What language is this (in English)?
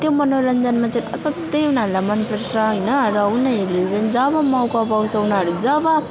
Nepali